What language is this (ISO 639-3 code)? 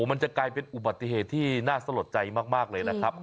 tha